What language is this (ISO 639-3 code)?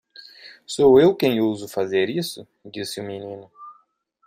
por